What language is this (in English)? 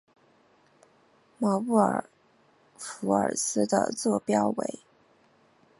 Chinese